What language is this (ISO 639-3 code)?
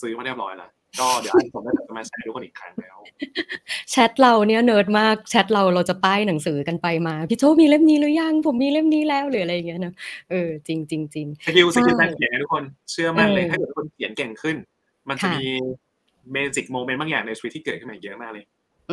tha